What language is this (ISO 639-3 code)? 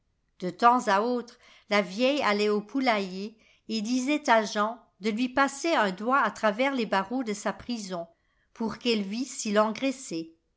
fra